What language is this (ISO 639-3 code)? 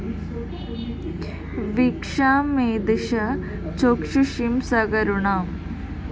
mal